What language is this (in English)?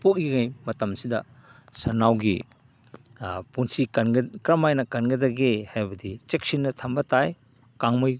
Manipuri